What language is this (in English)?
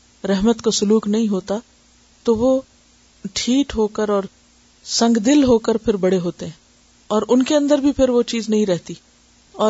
Urdu